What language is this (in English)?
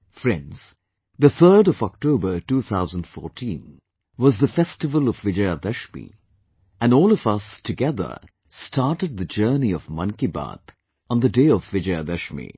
English